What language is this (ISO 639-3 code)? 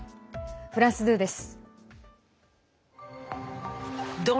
jpn